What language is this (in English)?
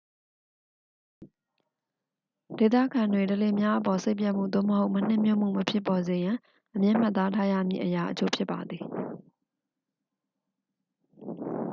Burmese